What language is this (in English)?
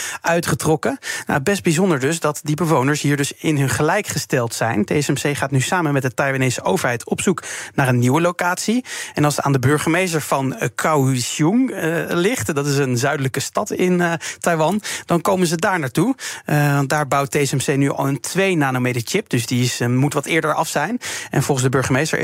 Dutch